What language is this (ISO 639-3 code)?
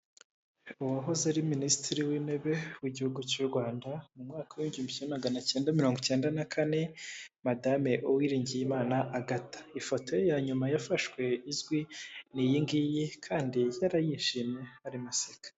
kin